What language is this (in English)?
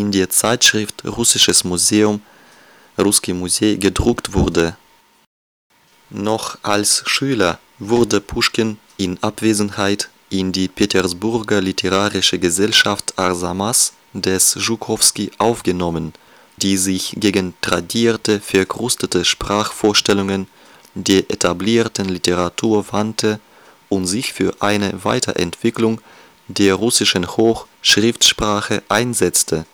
German